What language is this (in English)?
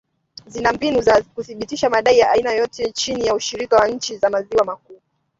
Swahili